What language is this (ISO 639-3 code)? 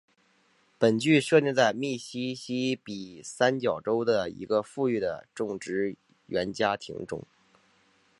zho